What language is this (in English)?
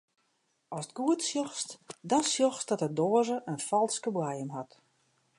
Western Frisian